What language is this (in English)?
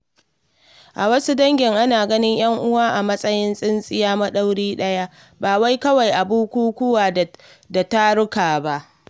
Hausa